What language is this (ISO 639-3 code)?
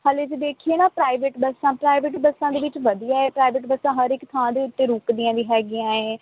pan